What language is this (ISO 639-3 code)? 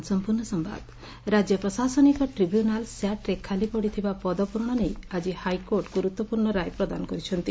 ori